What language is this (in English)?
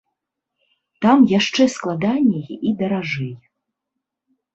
Belarusian